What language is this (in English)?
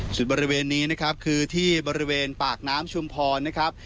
Thai